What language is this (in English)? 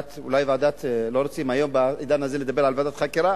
Hebrew